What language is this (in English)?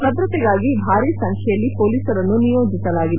Kannada